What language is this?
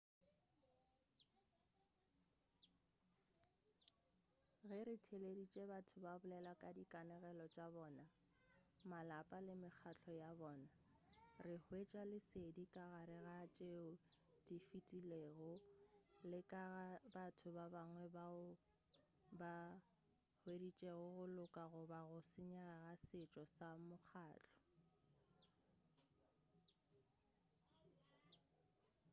Northern Sotho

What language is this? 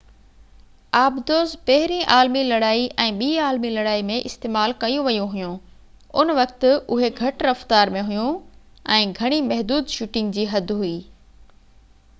Sindhi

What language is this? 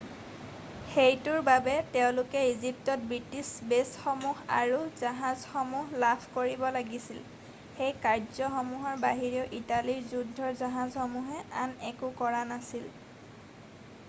Assamese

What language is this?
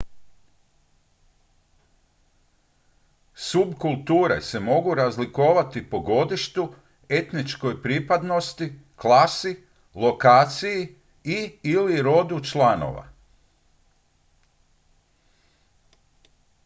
Croatian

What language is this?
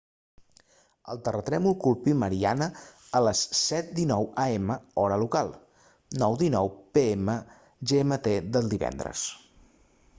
Catalan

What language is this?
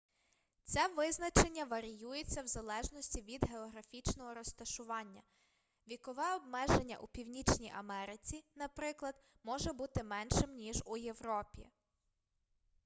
Ukrainian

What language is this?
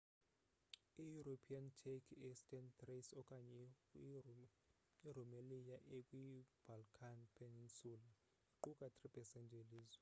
Xhosa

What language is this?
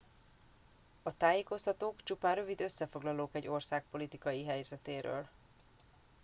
Hungarian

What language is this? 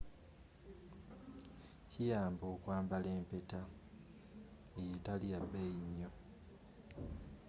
Ganda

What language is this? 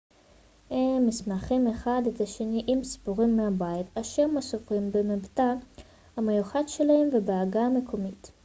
Hebrew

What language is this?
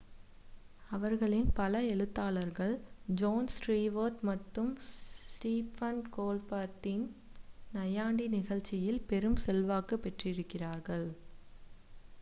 Tamil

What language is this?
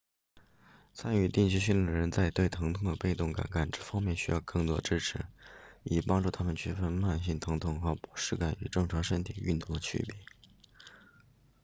Chinese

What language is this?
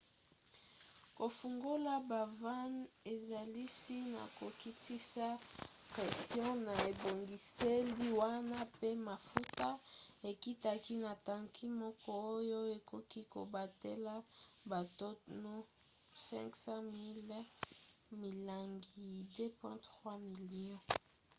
Lingala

